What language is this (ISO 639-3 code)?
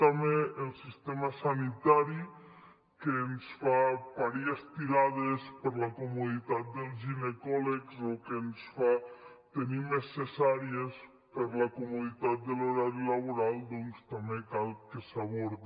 cat